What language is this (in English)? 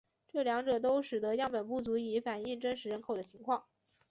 Chinese